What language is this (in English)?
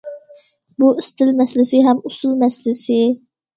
Uyghur